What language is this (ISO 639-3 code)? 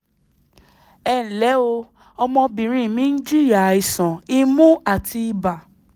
yor